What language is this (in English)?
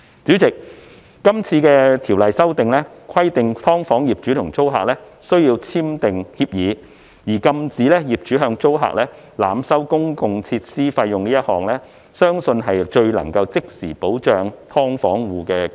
Cantonese